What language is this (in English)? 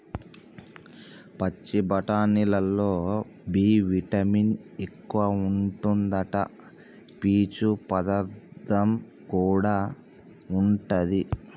Telugu